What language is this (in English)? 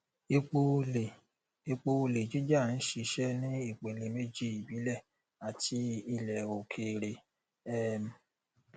Yoruba